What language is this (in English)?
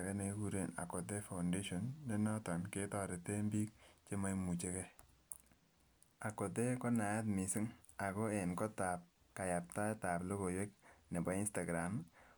Kalenjin